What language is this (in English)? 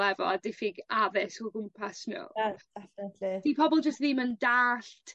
Welsh